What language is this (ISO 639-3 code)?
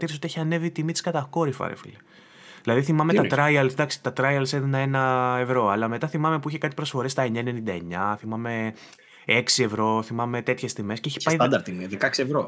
ell